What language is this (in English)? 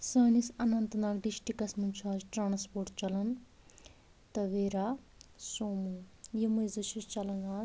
Kashmiri